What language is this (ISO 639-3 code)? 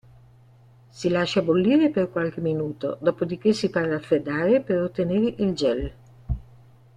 ita